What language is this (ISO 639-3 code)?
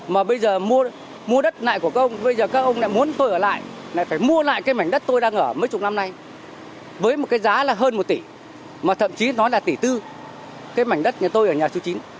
vie